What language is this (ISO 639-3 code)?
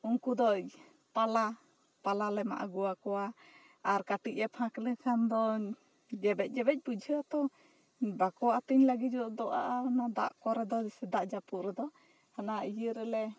sat